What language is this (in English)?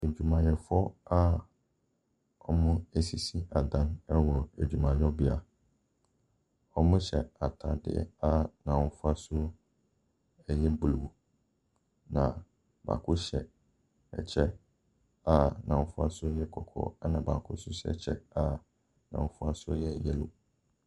Akan